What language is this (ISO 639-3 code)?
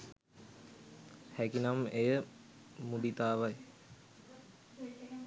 sin